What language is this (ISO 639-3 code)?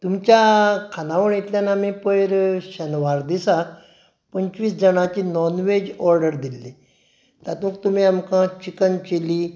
kok